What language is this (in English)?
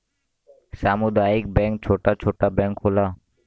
Bhojpuri